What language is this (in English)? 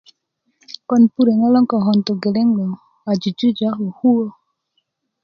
Kuku